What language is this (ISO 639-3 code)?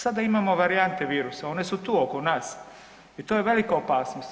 hrv